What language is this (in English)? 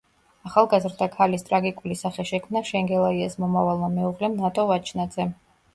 Georgian